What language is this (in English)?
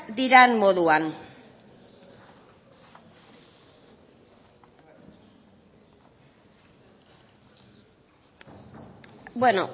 Basque